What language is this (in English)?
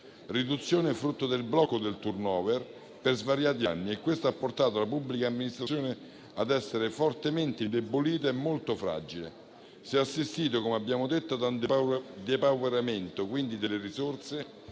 Italian